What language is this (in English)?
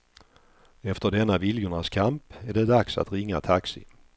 Swedish